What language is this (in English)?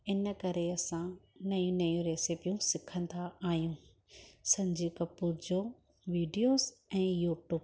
Sindhi